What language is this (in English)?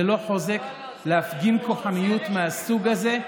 Hebrew